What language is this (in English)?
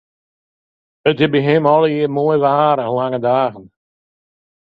Western Frisian